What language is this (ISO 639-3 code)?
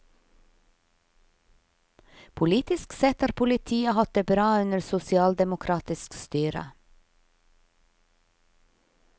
nor